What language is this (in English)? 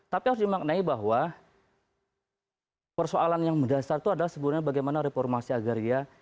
Indonesian